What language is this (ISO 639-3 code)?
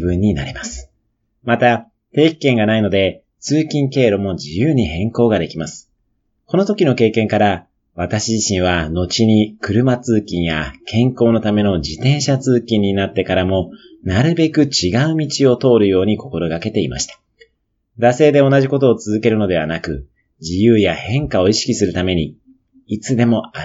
jpn